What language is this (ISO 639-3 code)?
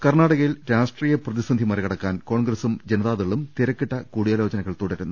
mal